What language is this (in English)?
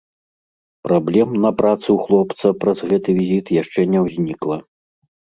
Belarusian